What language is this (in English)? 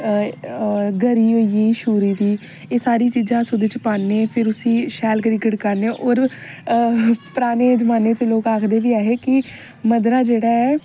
Dogri